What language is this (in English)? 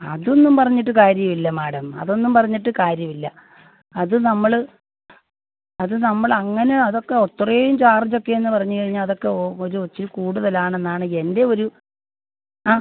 Malayalam